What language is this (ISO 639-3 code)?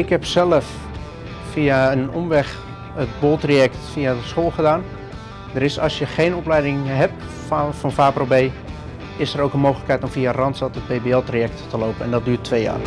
nld